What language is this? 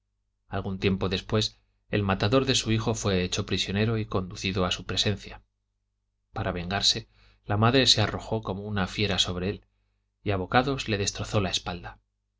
Spanish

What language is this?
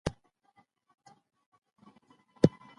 Pashto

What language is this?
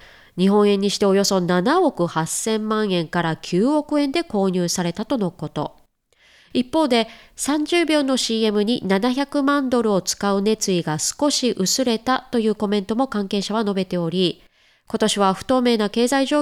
Japanese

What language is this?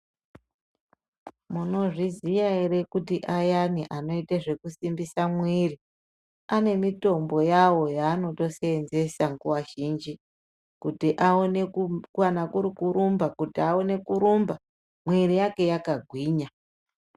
Ndau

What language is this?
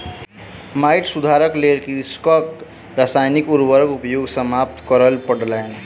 Maithili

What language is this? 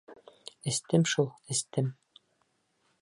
Bashkir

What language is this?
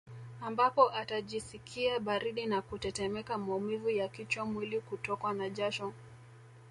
Swahili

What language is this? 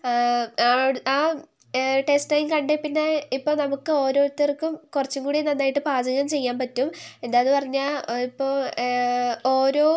Malayalam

